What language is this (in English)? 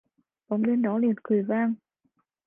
Vietnamese